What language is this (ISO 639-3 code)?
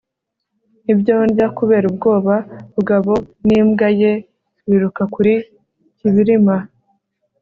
kin